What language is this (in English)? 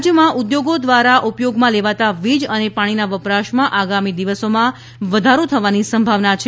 Gujarati